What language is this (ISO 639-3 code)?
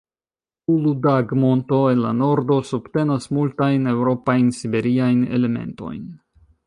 epo